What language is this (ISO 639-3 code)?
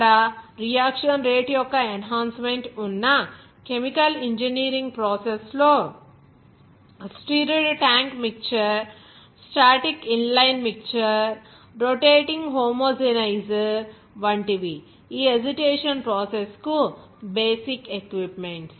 tel